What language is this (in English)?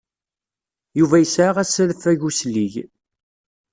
Kabyle